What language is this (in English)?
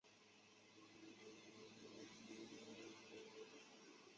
Chinese